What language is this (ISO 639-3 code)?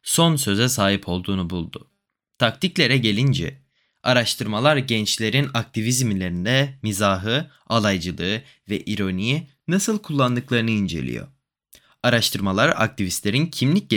tur